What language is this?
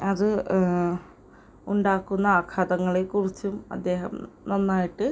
Malayalam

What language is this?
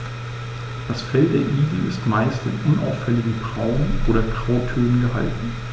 German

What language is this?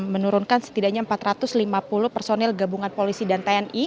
Indonesian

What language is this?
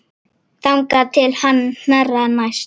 Icelandic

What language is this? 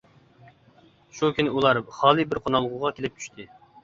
Uyghur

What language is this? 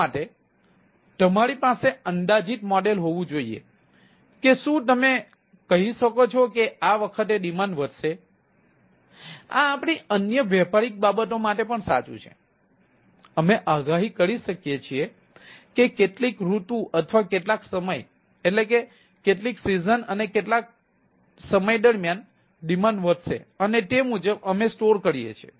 Gujarati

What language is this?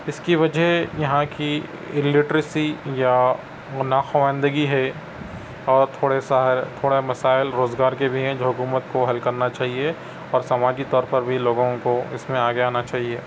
Urdu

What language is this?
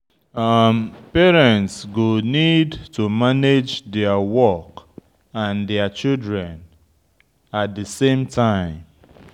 Nigerian Pidgin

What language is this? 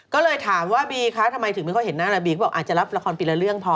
Thai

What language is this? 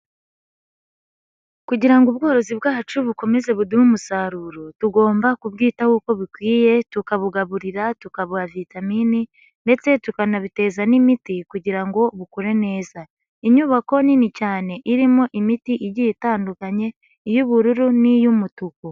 Kinyarwanda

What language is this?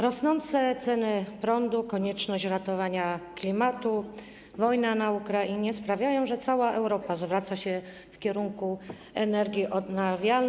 Polish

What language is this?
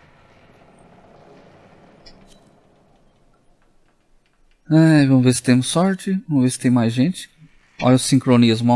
Portuguese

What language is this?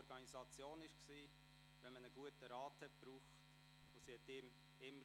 Swiss German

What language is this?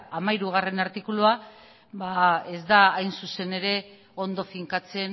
Basque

